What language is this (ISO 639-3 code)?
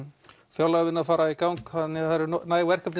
isl